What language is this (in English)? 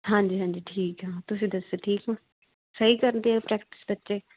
Punjabi